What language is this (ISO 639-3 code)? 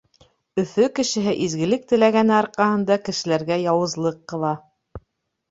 bak